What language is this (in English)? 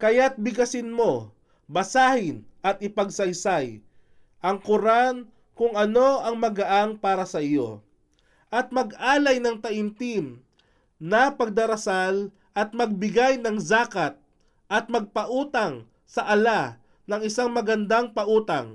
Filipino